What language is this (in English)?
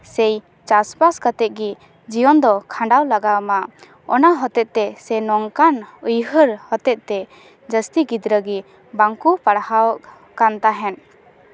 Santali